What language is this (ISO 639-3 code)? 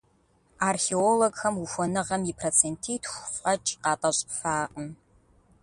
kbd